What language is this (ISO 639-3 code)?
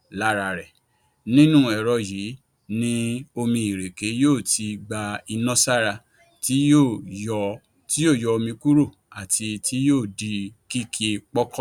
yor